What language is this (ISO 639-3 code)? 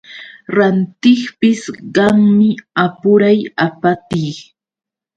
qux